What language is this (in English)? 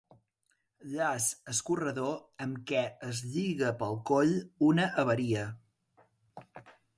Catalan